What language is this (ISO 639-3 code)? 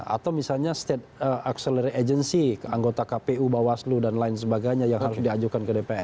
ind